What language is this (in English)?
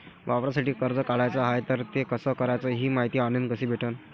Marathi